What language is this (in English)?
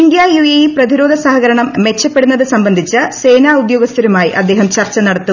Malayalam